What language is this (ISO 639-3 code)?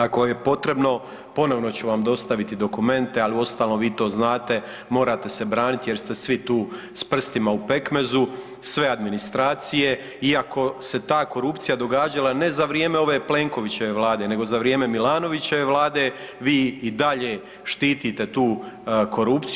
hrv